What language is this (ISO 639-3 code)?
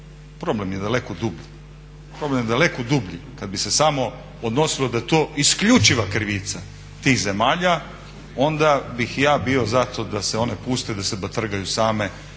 hrv